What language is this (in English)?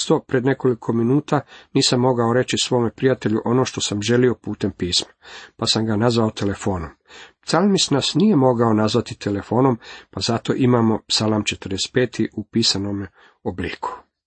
Croatian